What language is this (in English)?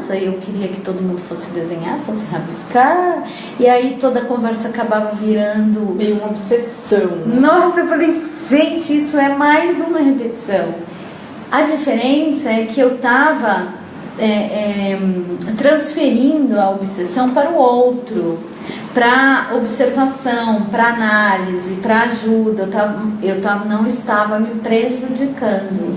Portuguese